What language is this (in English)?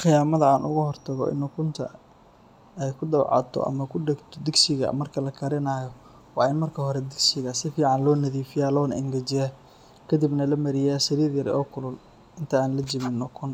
Somali